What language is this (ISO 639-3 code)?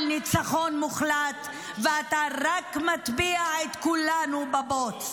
heb